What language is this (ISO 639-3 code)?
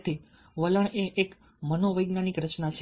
guj